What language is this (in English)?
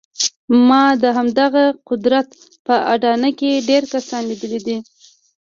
Pashto